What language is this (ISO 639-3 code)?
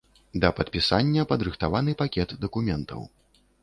bel